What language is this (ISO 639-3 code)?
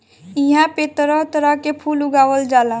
bho